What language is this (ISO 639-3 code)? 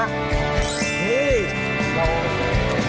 tha